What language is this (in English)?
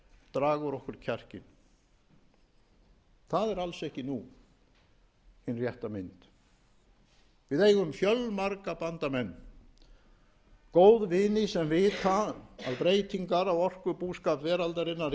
Icelandic